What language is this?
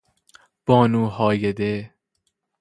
Persian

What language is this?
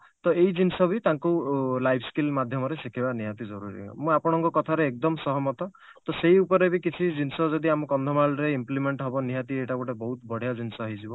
Odia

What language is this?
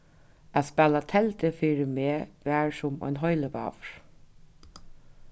Faroese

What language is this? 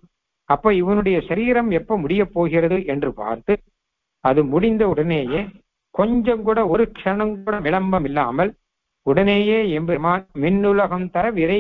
Arabic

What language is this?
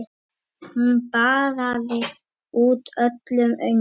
Icelandic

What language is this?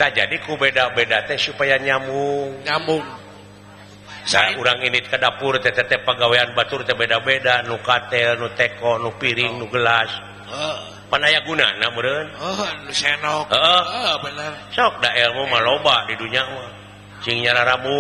Indonesian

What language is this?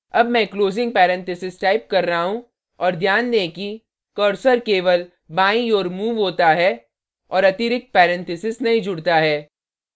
Hindi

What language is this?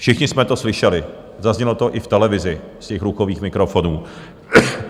Czech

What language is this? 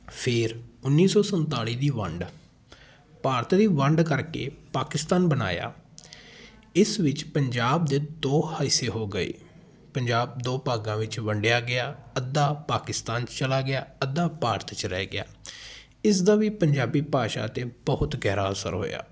Punjabi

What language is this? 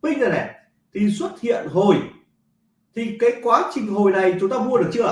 Vietnamese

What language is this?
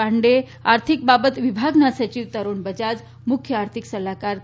Gujarati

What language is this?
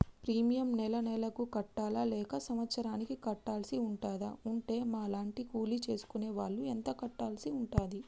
Telugu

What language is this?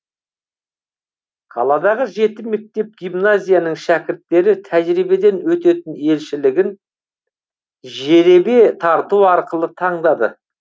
Kazakh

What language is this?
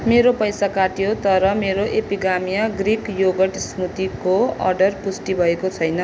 Nepali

